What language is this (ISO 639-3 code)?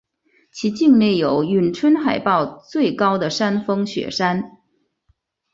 zho